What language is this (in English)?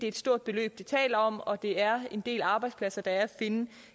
Danish